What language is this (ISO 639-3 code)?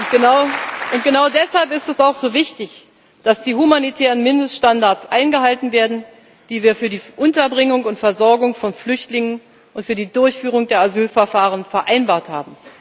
deu